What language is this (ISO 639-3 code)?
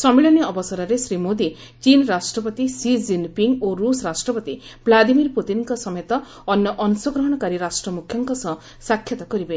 ori